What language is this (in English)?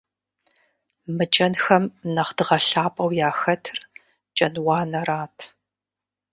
Kabardian